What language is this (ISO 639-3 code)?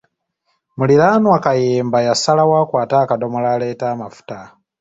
lug